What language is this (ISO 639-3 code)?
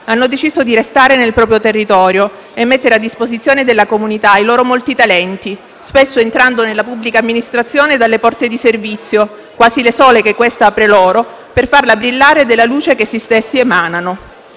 ita